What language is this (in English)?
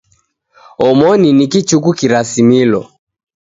Taita